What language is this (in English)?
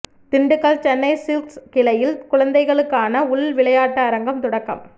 Tamil